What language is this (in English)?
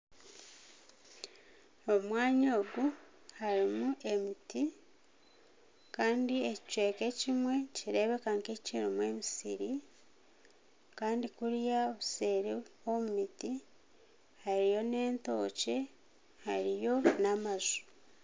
Nyankole